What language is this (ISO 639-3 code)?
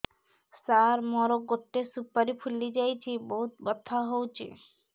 ori